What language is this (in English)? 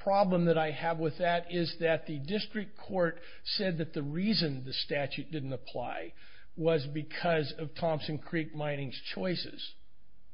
English